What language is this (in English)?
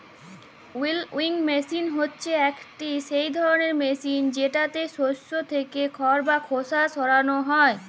Bangla